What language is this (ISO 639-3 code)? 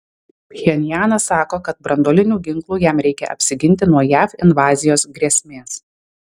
lit